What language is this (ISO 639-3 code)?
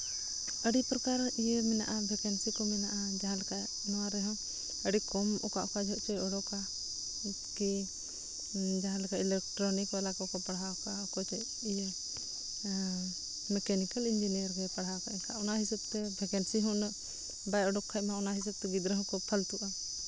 sat